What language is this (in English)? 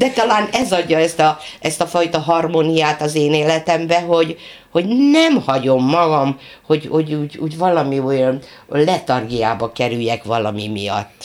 Hungarian